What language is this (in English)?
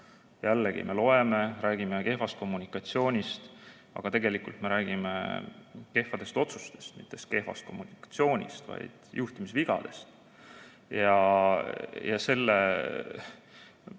Estonian